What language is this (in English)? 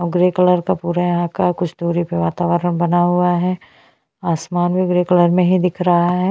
Hindi